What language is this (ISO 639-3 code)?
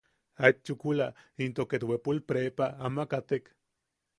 yaq